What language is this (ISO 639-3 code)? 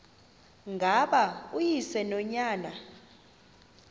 xho